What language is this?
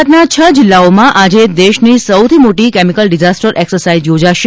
Gujarati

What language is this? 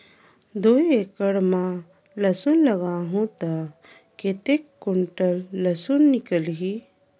Chhattisgarhi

